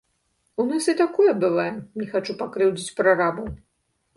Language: Belarusian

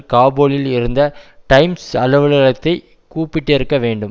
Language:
Tamil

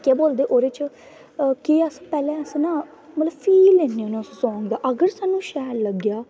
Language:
Dogri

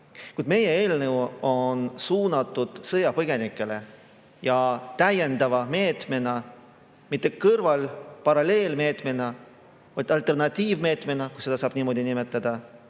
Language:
Estonian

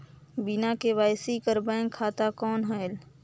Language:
Chhattisgarhi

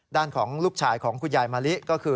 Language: Thai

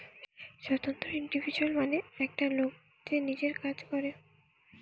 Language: Bangla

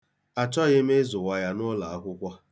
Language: Igbo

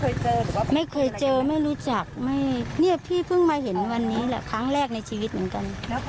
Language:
Thai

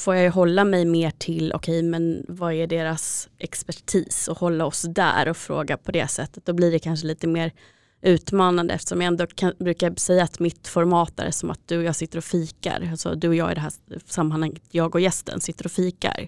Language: Swedish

